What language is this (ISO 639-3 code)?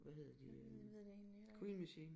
dan